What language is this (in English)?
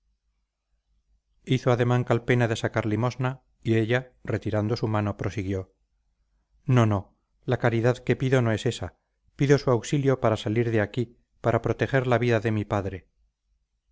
Spanish